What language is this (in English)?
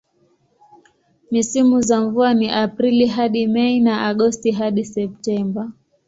Swahili